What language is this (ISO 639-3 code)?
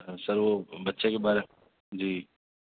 urd